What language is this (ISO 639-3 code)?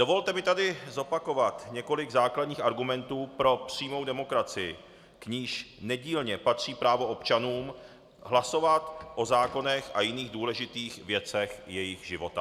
ces